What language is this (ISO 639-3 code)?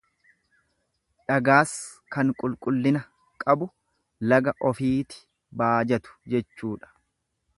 orm